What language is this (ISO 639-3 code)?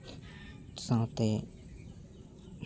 sat